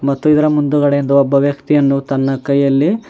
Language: Kannada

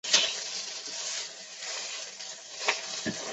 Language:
Chinese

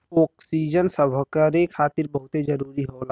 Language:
Bhojpuri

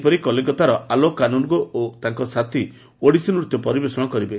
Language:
Odia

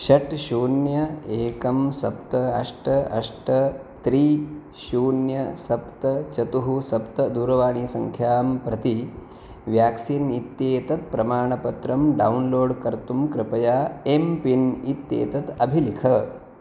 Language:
Sanskrit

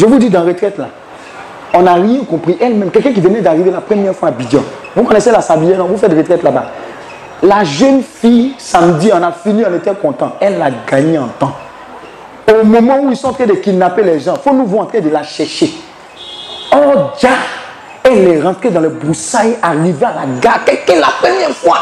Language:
French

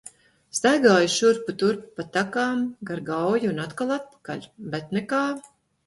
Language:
Latvian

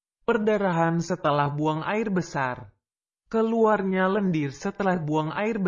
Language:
Indonesian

